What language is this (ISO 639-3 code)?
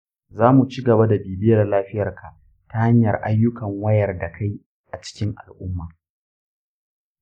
hau